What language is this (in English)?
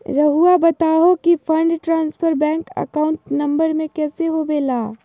Magahi